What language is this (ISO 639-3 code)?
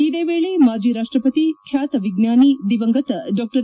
kan